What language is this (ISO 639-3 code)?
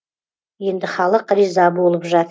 kaz